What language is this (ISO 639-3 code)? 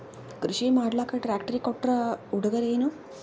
kan